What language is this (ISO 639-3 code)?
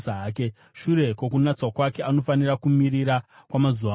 sna